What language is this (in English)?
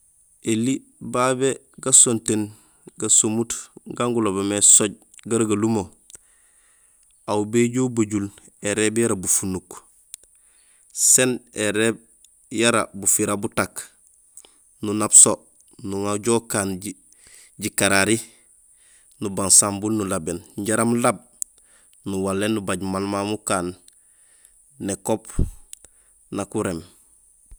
Gusilay